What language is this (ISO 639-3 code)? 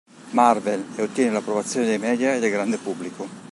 ita